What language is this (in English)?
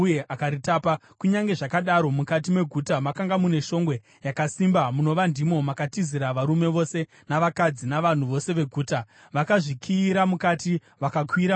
Shona